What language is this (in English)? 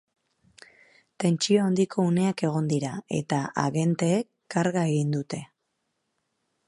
Basque